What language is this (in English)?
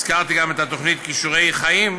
Hebrew